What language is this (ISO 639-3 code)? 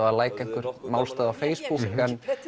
isl